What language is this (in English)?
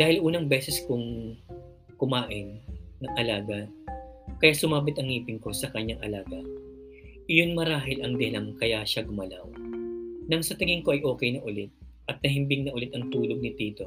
Filipino